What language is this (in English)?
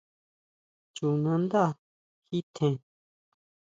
Huautla Mazatec